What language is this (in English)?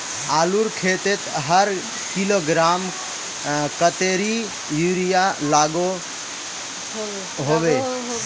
Magahi